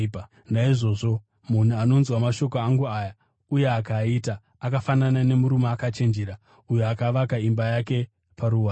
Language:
Shona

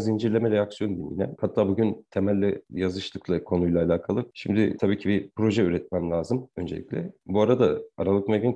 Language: Turkish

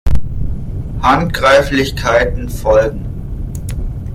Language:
German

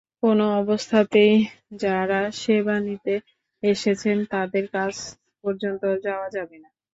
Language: Bangla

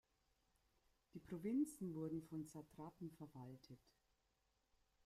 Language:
German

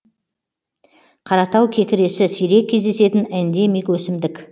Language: Kazakh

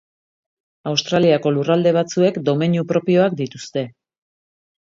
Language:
Basque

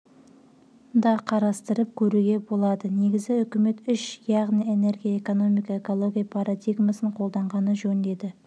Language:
Kazakh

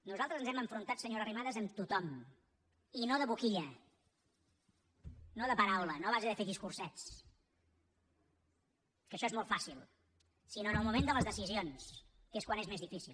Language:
Catalan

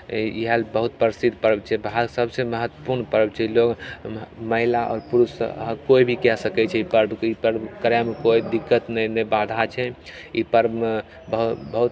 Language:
Maithili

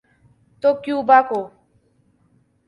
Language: Urdu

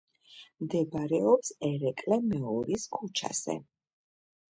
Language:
Georgian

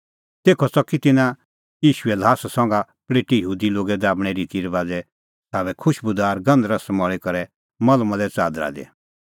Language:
Kullu Pahari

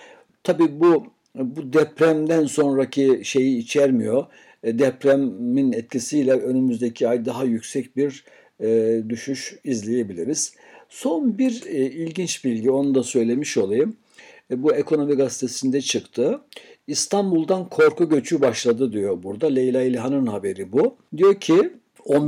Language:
Turkish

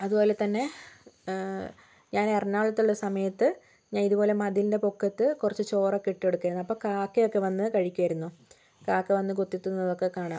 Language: Malayalam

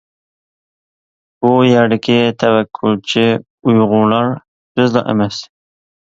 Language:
Uyghur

